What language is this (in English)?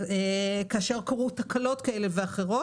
Hebrew